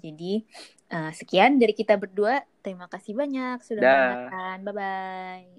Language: Indonesian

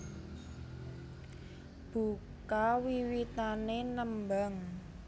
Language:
Javanese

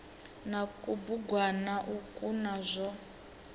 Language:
Venda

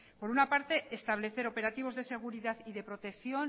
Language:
Spanish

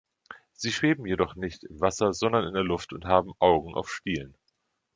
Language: German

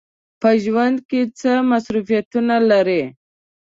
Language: Pashto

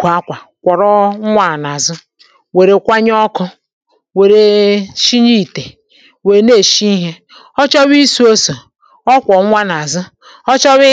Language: Igbo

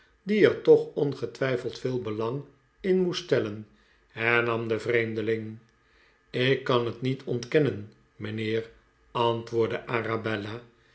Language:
Dutch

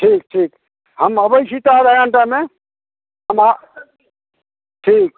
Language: Maithili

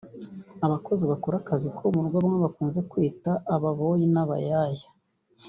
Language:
Kinyarwanda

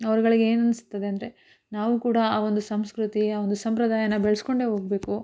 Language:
Kannada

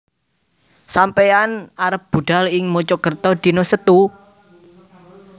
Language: Javanese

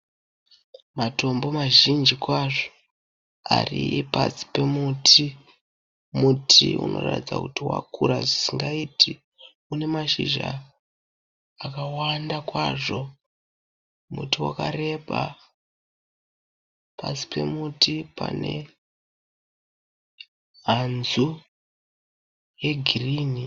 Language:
Shona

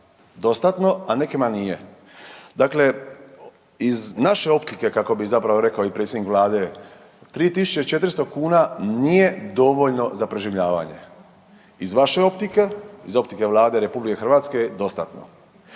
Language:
Croatian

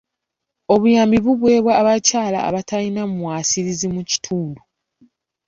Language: Ganda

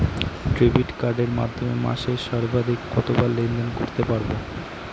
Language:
Bangla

